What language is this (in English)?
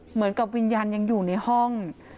Thai